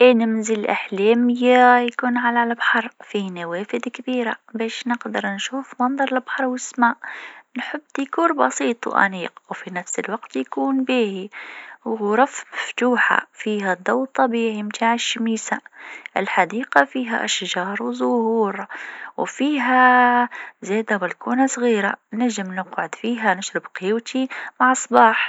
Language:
Tunisian Arabic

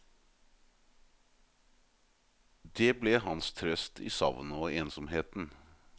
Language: Norwegian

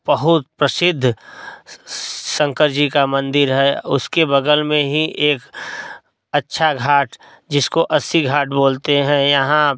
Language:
Hindi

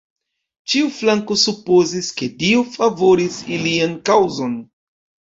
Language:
Esperanto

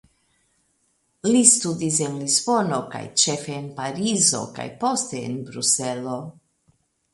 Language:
Esperanto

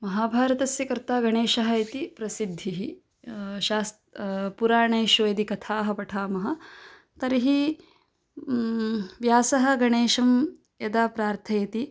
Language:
Sanskrit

